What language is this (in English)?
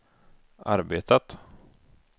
Swedish